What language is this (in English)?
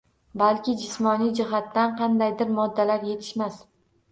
Uzbek